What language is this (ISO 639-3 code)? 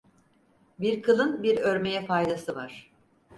tur